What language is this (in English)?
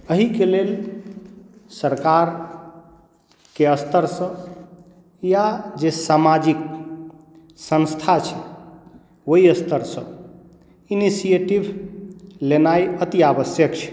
Maithili